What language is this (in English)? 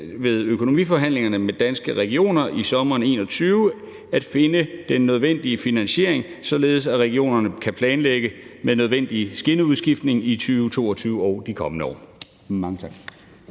Danish